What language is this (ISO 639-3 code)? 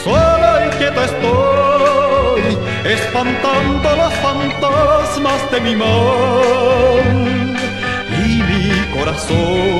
ita